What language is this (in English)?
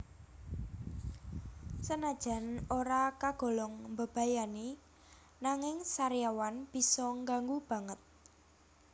Javanese